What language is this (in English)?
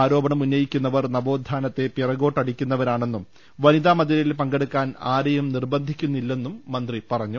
Malayalam